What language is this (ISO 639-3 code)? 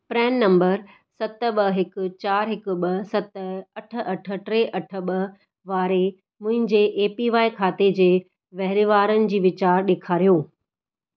snd